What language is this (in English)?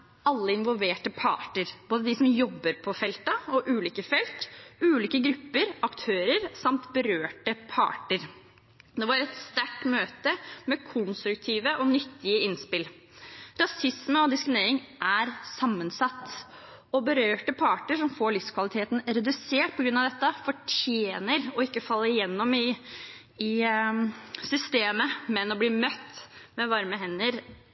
Norwegian Bokmål